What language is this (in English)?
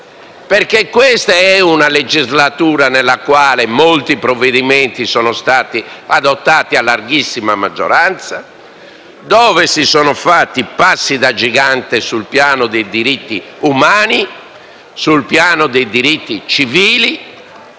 Italian